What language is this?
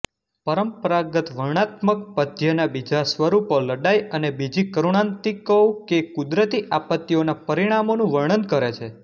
Gujarati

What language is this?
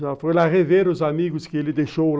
Portuguese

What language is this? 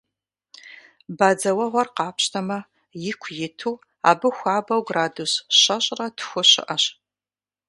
Kabardian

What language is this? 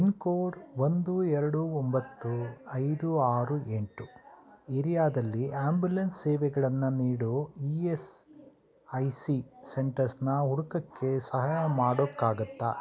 Kannada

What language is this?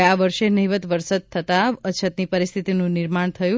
Gujarati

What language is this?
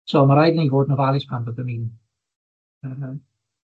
Welsh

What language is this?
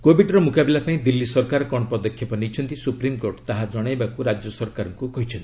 Odia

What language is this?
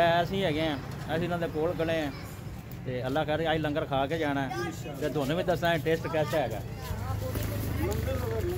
Hindi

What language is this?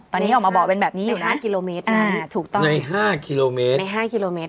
Thai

